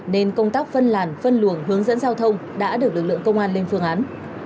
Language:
Vietnamese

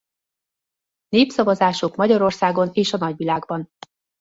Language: Hungarian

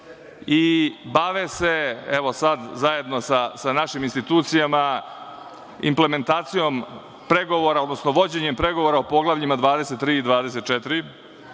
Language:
Serbian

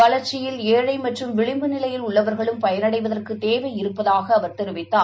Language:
Tamil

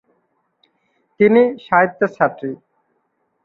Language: Bangla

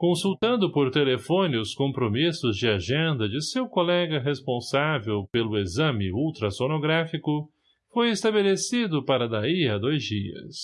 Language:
Portuguese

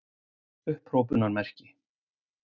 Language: Icelandic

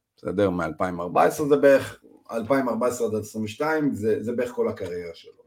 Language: Hebrew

